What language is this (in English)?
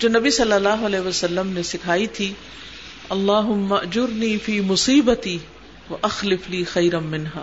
Urdu